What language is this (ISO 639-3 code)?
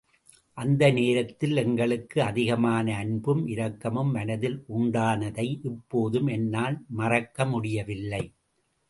tam